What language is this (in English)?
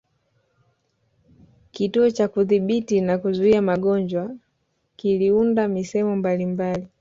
Swahili